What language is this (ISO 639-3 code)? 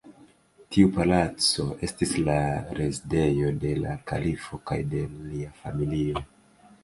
epo